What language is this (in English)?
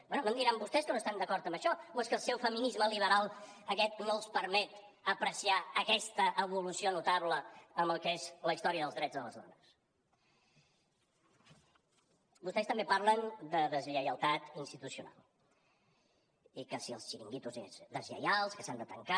Catalan